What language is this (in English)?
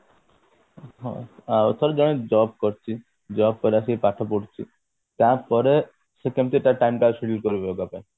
Odia